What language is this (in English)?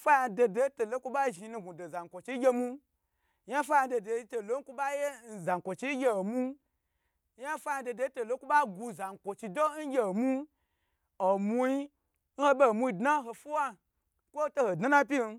Gbagyi